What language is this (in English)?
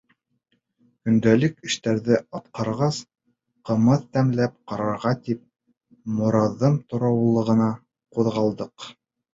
Bashkir